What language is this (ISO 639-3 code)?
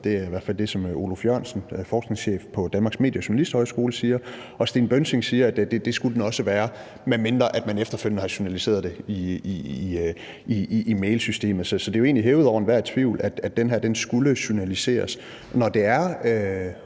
dan